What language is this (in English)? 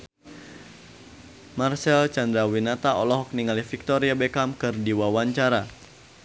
Sundanese